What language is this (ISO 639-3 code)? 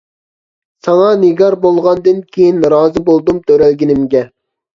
uig